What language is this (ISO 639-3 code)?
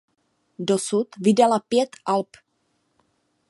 ces